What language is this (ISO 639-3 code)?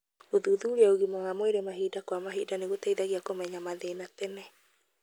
kik